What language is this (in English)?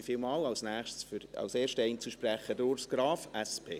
Swiss German